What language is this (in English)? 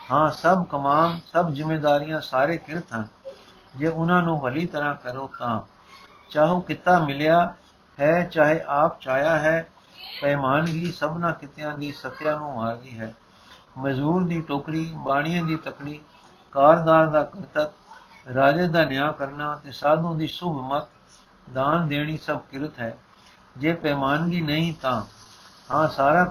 Punjabi